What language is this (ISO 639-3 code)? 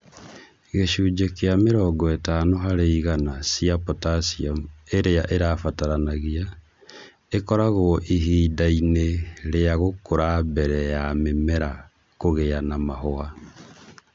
kik